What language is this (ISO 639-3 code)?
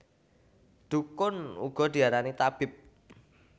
jav